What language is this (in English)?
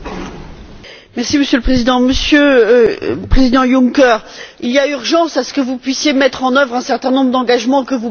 French